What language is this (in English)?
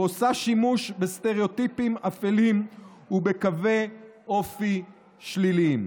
Hebrew